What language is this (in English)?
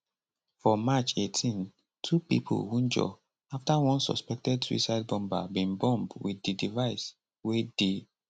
Nigerian Pidgin